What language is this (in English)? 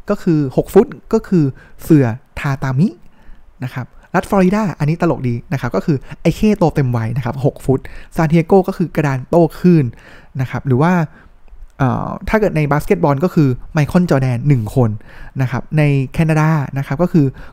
Thai